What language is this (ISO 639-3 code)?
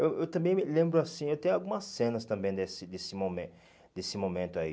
por